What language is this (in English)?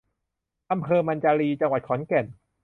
Thai